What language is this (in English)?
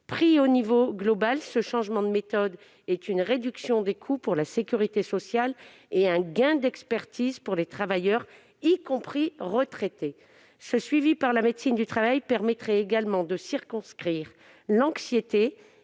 French